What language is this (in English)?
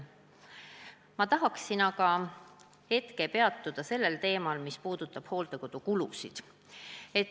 Estonian